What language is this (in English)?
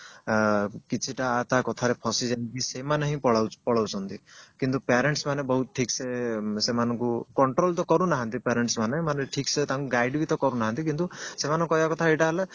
Odia